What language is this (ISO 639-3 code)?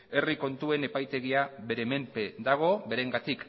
eus